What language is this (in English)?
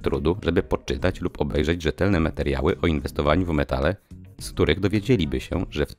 Polish